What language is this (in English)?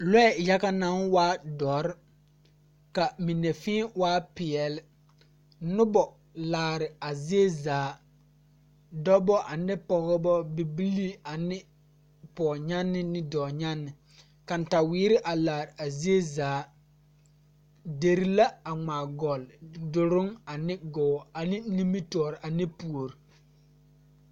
Southern Dagaare